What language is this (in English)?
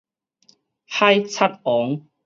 Min Nan Chinese